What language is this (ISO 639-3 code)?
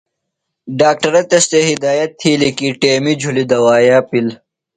phl